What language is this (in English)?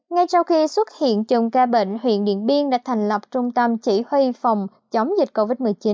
Vietnamese